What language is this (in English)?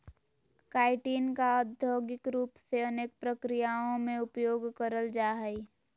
Magahi